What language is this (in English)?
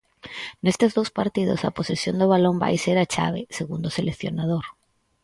Galician